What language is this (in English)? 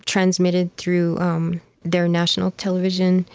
English